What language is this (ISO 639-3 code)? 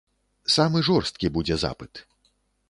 bel